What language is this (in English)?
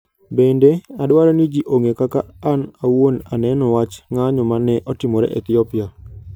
Luo (Kenya and Tanzania)